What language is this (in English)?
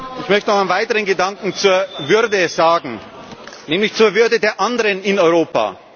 German